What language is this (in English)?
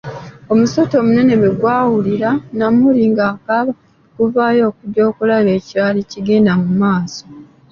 Ganda